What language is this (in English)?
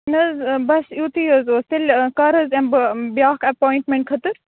Kashmiri